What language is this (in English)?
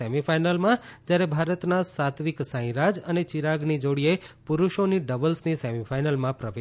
Gujarati